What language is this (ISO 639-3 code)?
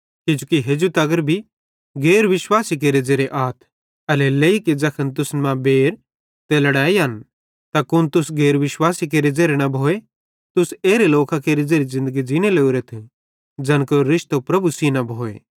bhd